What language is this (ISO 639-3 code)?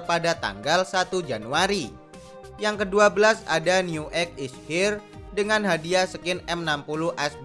ind